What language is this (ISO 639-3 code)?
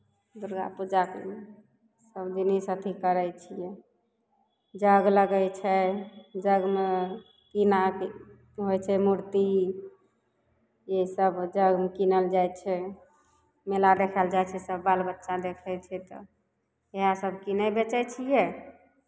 mai